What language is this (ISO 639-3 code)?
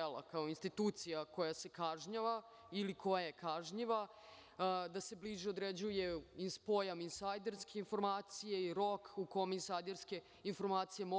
srp